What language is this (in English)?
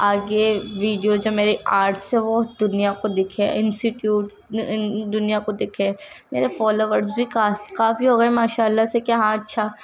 Urdu